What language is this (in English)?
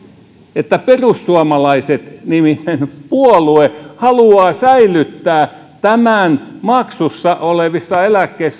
Finnish